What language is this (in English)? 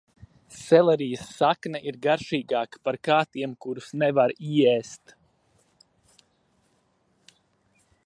Latvian